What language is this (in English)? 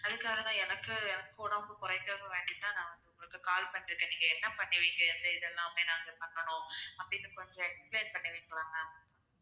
Tamil